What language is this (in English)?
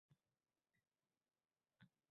Uzbek